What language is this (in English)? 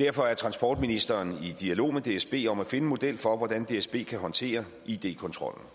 Danish